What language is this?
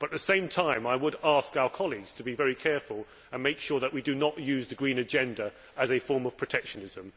English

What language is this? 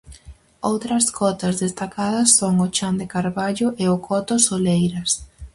Galician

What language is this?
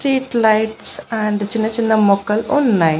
Telugu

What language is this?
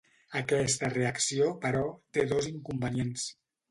Catalan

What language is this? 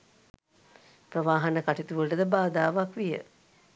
Sinhala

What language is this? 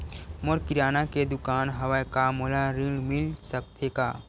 Chhattisgarhi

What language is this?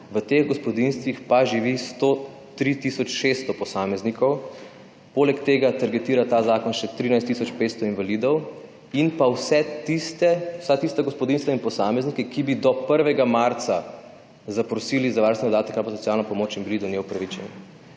Slovenian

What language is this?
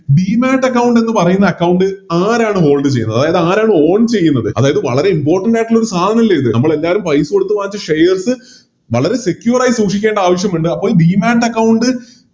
Malayalam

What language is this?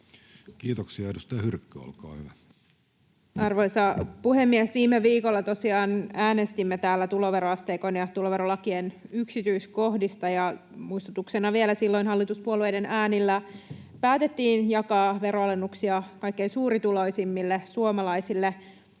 Finnish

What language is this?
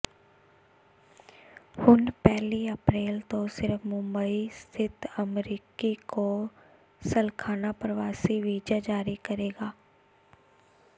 Punjabi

